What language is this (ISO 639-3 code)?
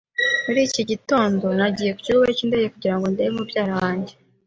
kin